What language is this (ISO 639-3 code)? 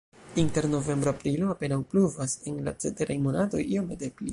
epo